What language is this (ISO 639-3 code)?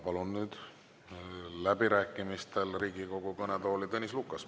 est